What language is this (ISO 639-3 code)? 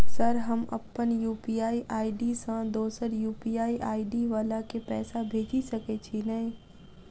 mai